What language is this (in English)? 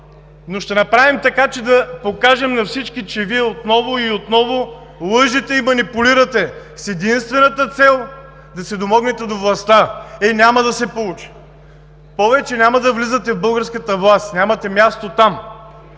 Bulgarian